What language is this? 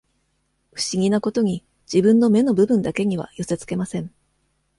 Japanese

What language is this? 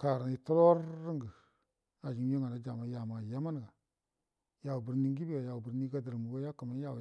Buduma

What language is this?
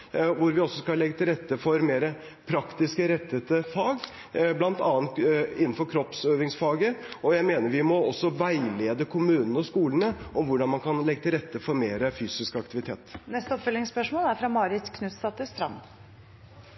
Norwegian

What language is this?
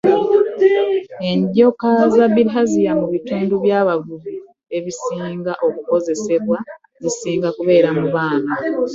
Ganda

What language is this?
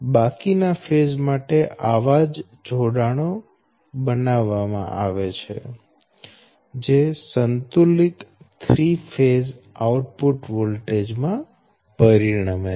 Gujarati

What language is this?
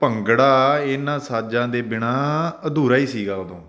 Punjabi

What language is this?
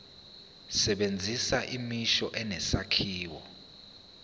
Zulu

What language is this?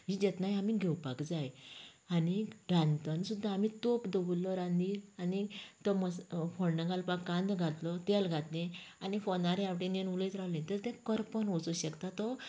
Konkani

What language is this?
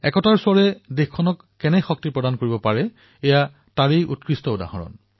Assamese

